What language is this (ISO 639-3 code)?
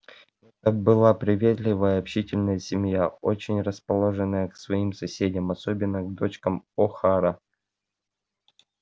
rus